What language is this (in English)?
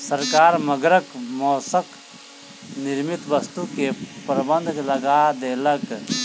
Maithili